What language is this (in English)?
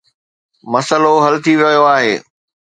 Sindhi